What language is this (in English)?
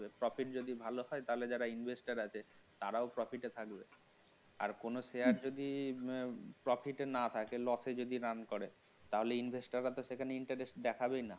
Bangla